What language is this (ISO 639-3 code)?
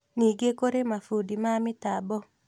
kik